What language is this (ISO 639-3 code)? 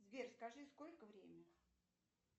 rus